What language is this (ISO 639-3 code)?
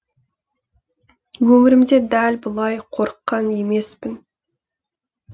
kaz